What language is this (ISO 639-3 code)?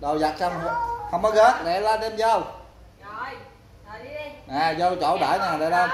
vie